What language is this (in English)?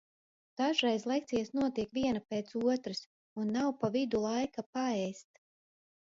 Latvian